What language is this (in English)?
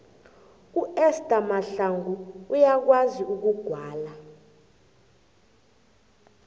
South Ndebele